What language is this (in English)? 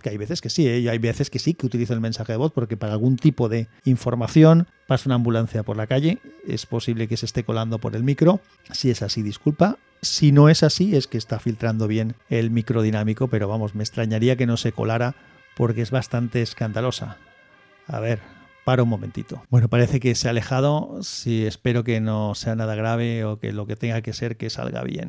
Spanish